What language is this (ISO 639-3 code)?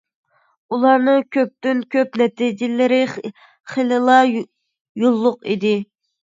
uig